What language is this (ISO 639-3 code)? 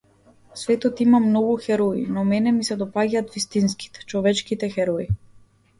mkd